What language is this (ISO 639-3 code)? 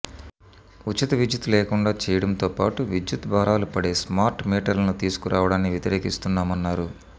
tel